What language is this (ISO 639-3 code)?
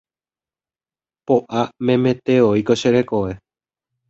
grn